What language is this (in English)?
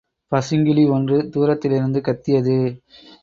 Tamil